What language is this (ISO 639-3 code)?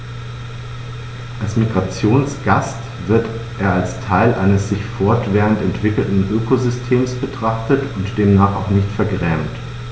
deu